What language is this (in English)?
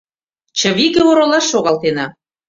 Mari